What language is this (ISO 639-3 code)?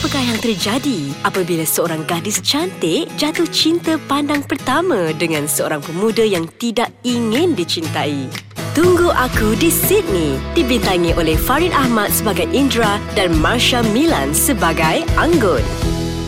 msa